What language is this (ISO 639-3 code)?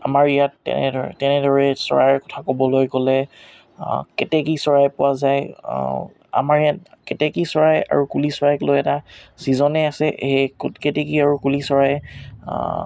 asm